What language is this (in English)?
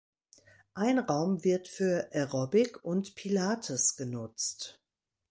German